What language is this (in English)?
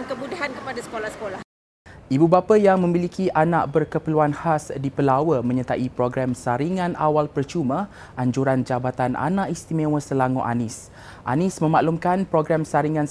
Malay